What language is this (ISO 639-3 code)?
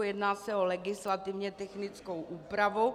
ces